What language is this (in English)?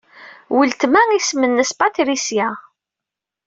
Kabyle